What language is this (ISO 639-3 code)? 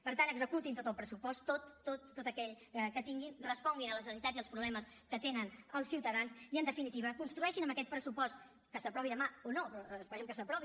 cat